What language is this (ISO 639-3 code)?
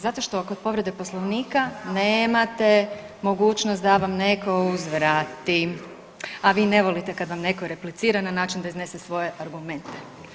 hrv